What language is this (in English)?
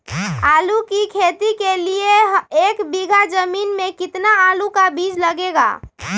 Magahi